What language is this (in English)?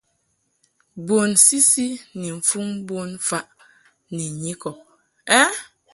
Mungaka